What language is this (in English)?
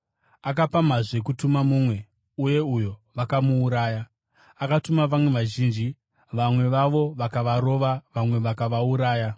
Shona